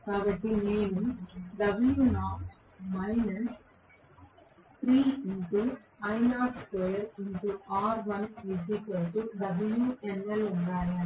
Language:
Telugu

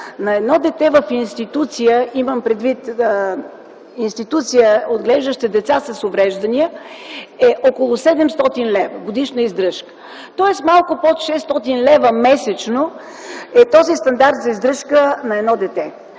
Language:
Bulgarian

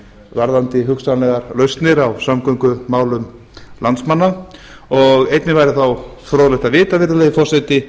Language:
Icelandic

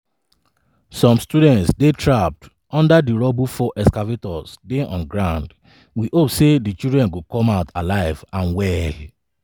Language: Nigerian Pidgin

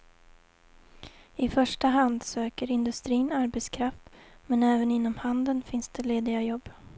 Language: Swedish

